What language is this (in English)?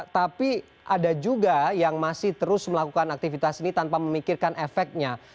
Indonesian